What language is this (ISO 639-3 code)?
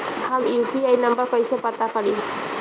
bho